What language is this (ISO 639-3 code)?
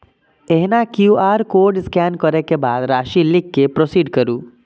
mai